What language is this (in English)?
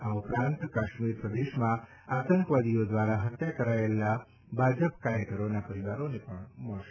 Gujarati